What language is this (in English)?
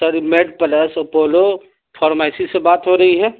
Urdu